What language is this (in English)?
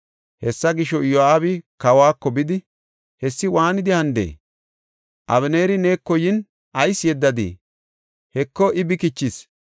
Gofa